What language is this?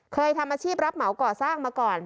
Thai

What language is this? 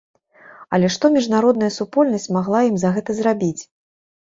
Belarusian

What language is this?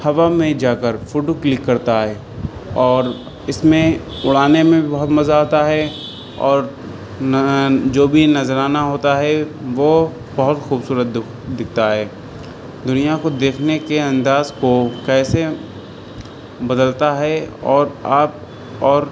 Urdu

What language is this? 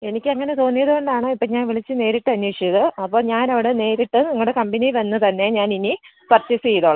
Malayalam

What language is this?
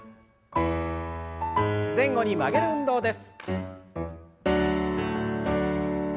Japanese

